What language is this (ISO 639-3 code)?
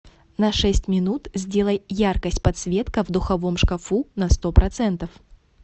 rus